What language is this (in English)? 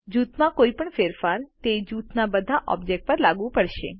Gujarati